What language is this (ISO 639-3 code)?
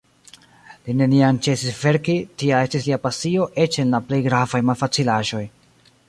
epo